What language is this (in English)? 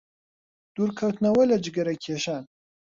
Central Kurdish